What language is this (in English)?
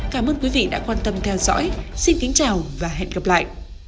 Vietnamese